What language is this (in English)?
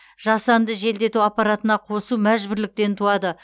Kazakh